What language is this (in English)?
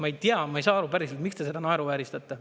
Estonian